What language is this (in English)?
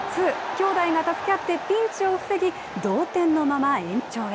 Japanese